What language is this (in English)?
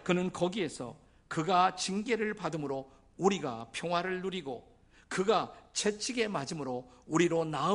Korean